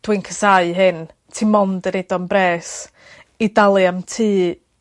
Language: Welsh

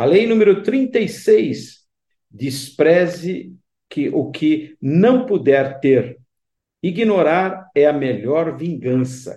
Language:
Portuguese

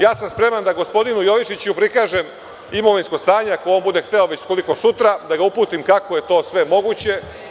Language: Serbian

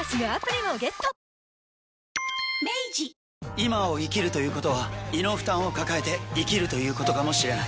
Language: Japanese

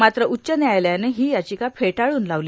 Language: Marathi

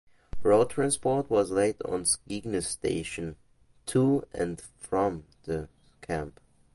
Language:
English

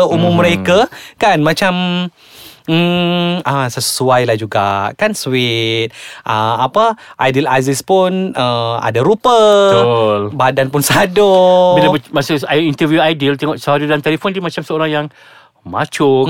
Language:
Malay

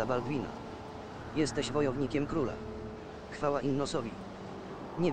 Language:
Polish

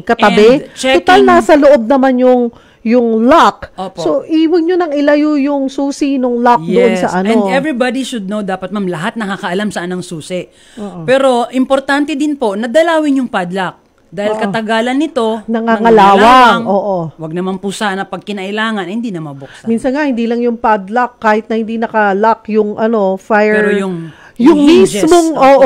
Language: Filipino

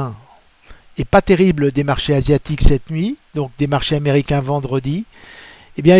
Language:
French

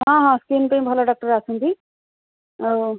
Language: Odia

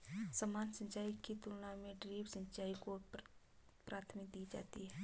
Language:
Hindi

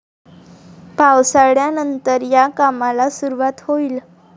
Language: Marathi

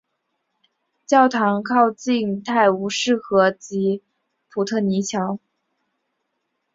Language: Chinese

